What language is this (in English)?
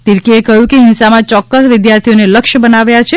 Gujarati